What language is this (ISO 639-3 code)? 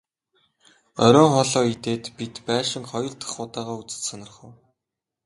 mon